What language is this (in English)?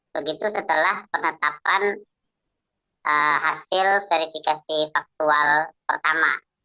Indonesian